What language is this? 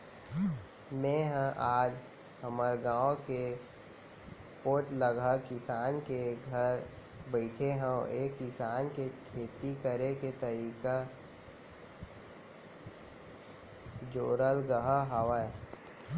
Chhattisgarhi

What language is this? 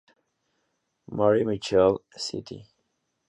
Spanish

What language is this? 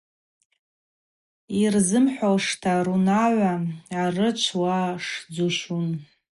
Abaza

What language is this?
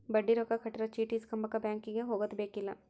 Kannada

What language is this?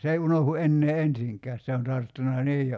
Finnish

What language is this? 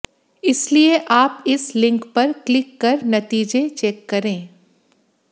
Hindi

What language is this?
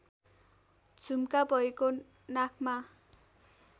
Nepali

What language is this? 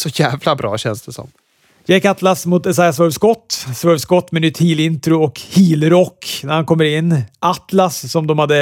Swedish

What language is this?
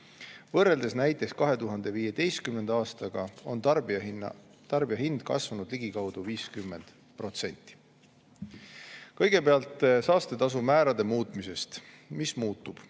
Estonian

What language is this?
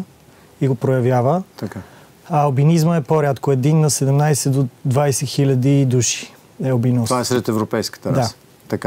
Bulgarian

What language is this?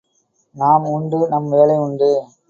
Tamil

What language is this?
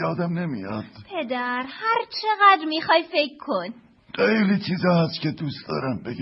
Persian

